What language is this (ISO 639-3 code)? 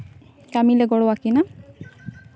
sat